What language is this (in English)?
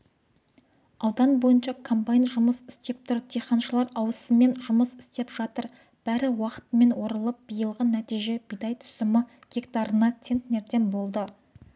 Kazakh